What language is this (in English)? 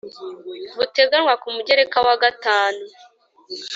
Kinyarwanda